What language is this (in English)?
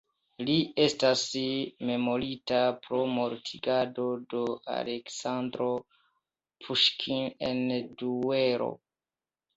Esperanto